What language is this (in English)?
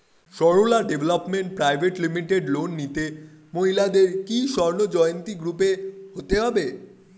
Bangla